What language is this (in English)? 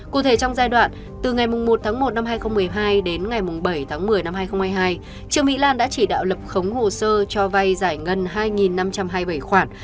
Vietnamese